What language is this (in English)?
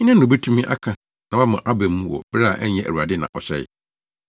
Akan